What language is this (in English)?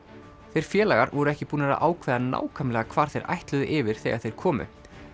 Icelandic